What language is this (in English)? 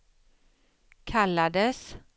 Swedish